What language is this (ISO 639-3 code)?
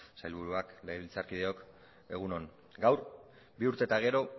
eus